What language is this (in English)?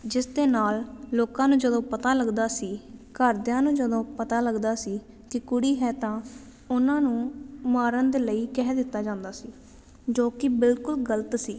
Punjabi